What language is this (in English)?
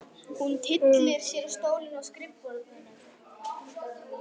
Icelandic